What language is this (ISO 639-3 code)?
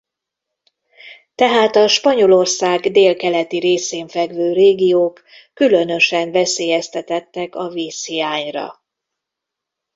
hun